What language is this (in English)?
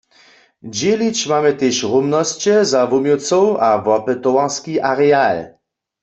Upper Sorbian